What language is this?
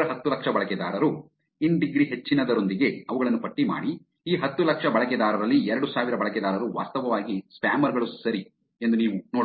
Kannada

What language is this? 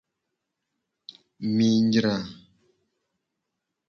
Gen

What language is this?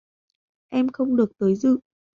Vietnamese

